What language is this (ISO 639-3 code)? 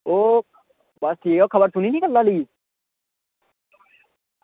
doi